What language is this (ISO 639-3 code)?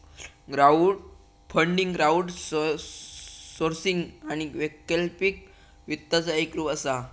mar